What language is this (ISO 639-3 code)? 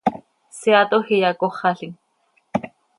sei